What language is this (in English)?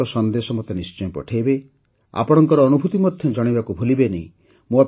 Odia